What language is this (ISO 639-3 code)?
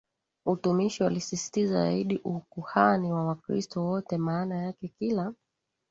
swa